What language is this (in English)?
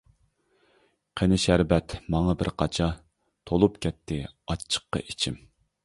Uyghur